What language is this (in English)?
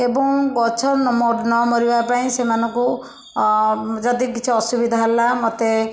Odia